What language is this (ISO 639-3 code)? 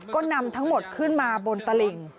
tha